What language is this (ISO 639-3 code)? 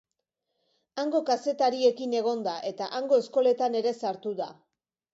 eus